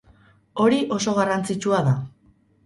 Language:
Basque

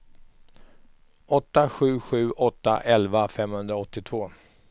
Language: Swedish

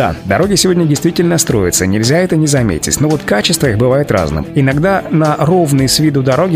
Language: Russian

